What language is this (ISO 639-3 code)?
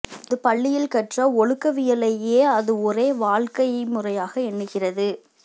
tam